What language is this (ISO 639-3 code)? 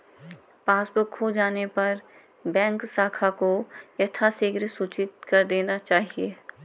hin